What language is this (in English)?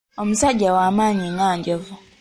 Ganda